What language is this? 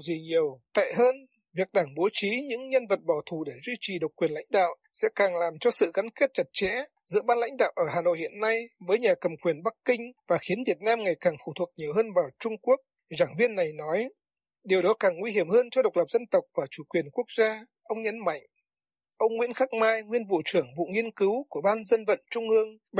Vietnamese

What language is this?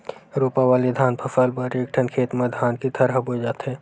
Chhattisgarhi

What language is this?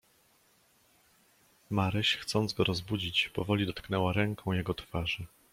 Polish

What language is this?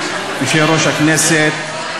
Hebrew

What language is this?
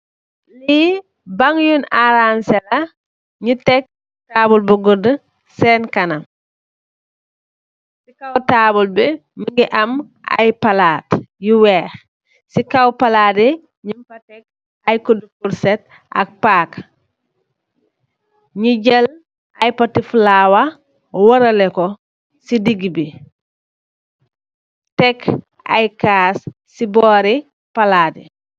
Wolof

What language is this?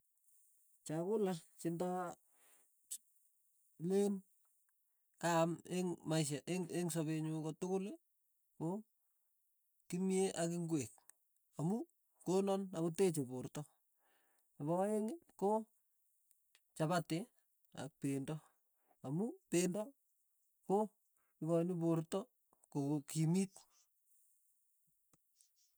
Tugen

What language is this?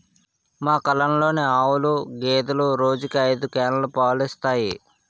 Telugu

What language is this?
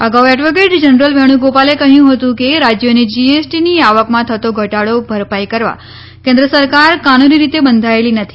Gujarati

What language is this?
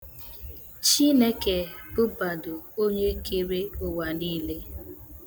Igbo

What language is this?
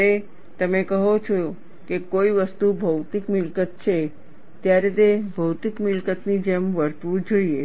Gujarati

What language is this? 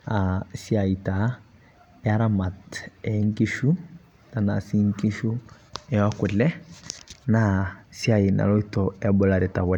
Masai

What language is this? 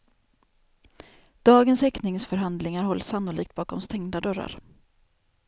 Swedish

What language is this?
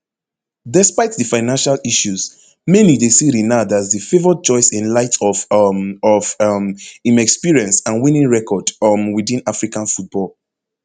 Nigerian Pidgin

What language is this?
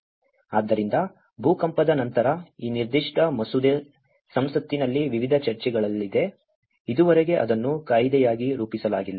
Kannada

